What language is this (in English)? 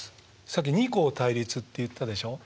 Japanese